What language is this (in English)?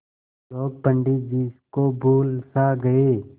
Hindi